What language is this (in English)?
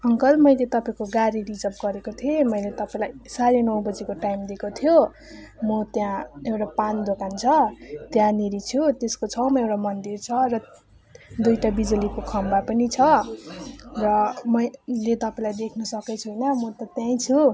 Nepali